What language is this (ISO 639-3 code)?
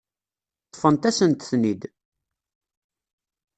kab